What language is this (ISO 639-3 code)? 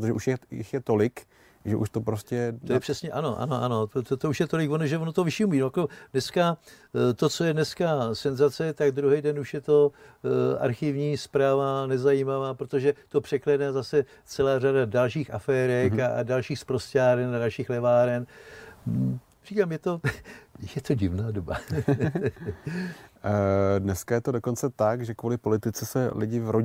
ces